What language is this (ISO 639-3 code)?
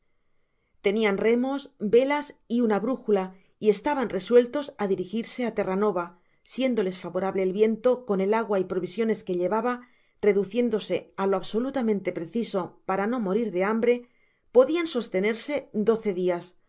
spa